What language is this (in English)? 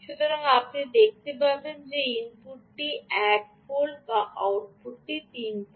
Bangla